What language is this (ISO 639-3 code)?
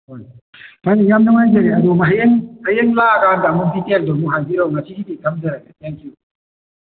mni